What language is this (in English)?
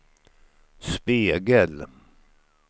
Swedish